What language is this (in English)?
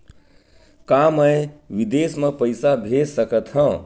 Chhattisgarhi